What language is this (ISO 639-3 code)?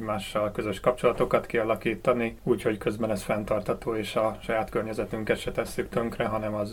hun